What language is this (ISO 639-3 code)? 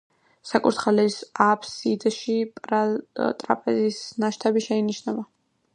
kat